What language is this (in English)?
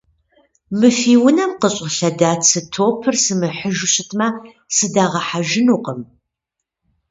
Kabardian